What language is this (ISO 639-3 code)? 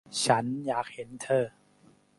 tha